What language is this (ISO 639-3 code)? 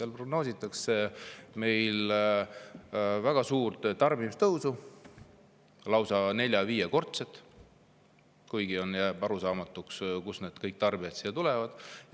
est